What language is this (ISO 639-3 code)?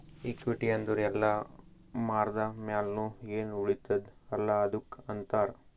kan